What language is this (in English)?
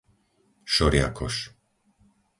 Slovak